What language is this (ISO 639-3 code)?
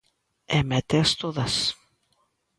glg